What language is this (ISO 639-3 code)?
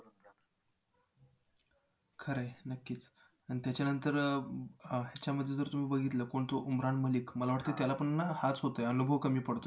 mar